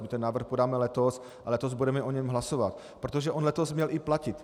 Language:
Czech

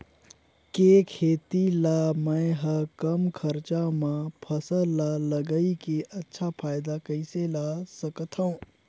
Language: Chhattisgarhi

